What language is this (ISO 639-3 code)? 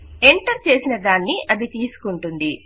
tel